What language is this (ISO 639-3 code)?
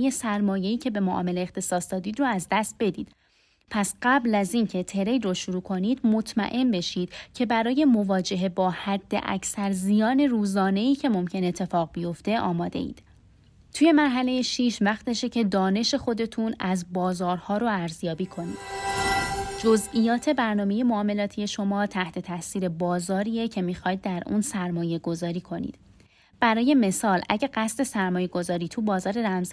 fas